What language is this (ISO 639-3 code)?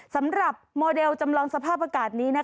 tha